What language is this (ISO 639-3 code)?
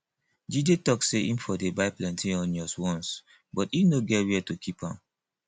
pcm